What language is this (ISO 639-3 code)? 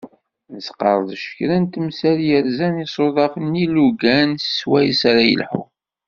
kab